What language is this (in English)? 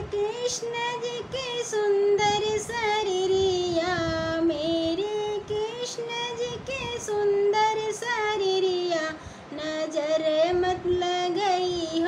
Hindi